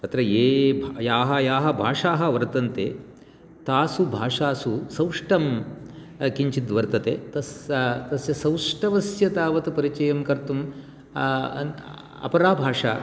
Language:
Sanskrit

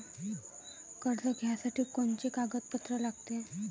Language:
Marathi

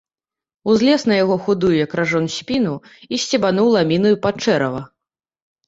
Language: Belarusian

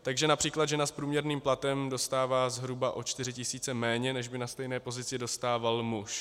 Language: Czech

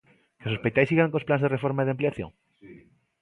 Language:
Galician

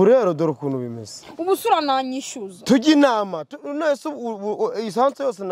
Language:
French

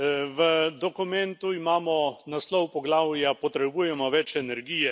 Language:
Slovenian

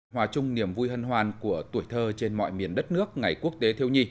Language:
Vietnamese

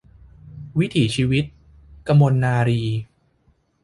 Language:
Thai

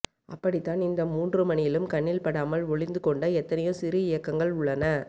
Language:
Tamil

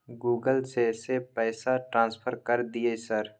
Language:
Maithili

